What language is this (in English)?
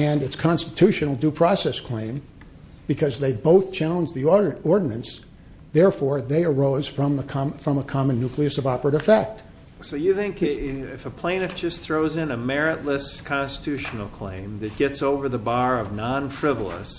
English